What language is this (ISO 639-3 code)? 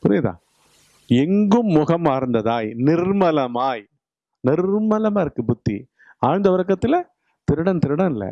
tam